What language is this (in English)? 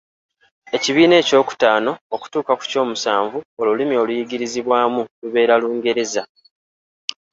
Ganda